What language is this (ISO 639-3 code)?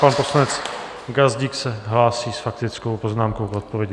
ces